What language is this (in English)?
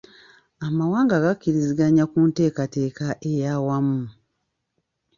Ganda